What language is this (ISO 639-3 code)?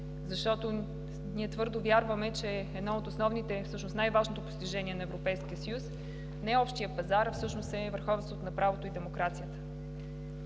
bul